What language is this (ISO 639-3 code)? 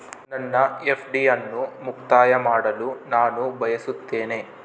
kan